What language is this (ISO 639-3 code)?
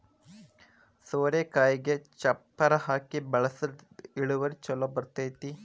kan